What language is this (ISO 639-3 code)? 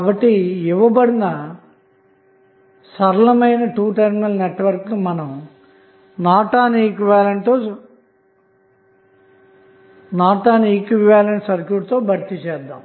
tel